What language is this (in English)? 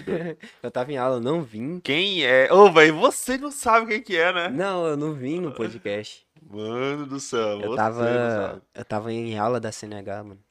Portuguese